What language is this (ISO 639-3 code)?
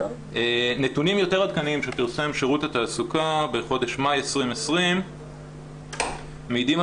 heb